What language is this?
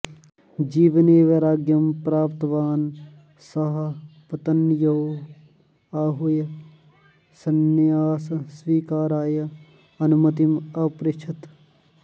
Sanskrit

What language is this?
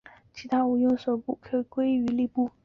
Chinese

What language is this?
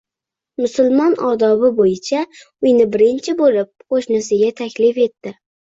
Uzbek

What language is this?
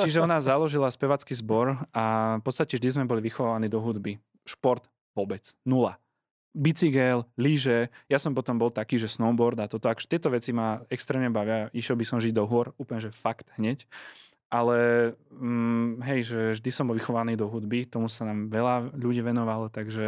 Slovak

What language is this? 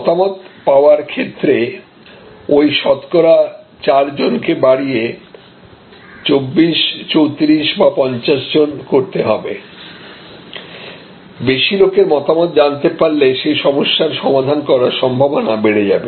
Bangla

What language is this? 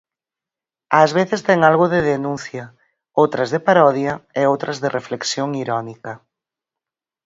Galician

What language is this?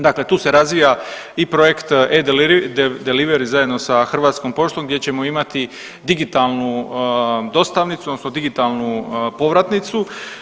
Croatian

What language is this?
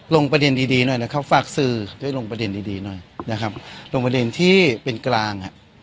Thai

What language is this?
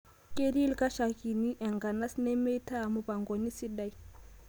Masai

